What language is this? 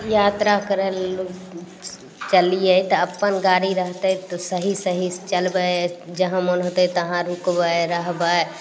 Maithili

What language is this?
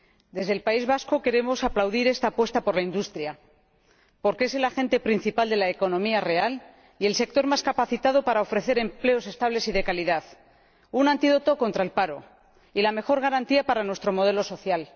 Spanish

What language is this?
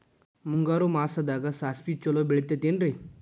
Kannada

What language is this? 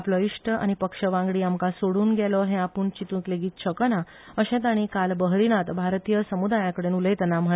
Konkani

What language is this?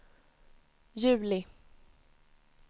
Swedish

